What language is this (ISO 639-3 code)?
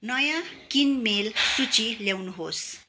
nep